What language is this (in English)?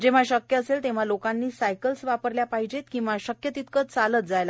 Marathi